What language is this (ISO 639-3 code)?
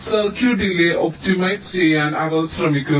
mal